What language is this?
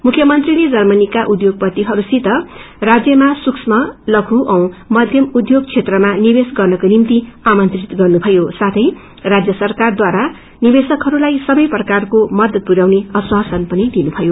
Nepali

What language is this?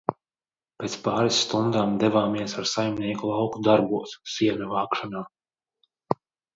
Latvian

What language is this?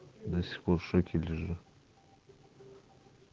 Russian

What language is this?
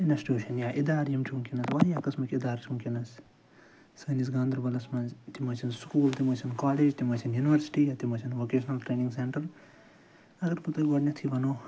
Kashmiri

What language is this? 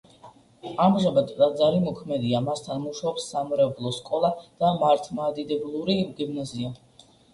Georgian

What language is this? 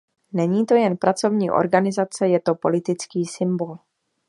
Czech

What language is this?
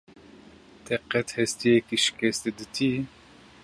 Kurdish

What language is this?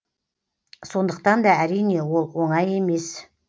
Kazakh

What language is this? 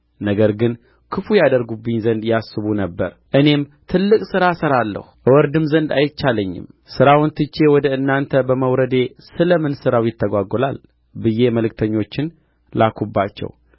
Amharic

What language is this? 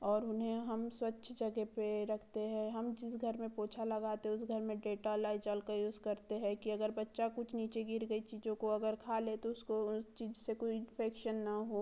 Hindi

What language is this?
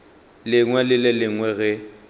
Northern Sotho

